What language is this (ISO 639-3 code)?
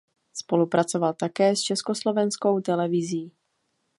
ces